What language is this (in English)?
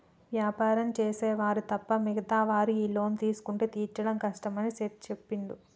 Telugu